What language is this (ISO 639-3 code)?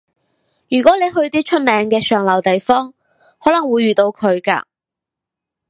yue